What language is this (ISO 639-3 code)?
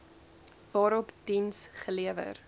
afr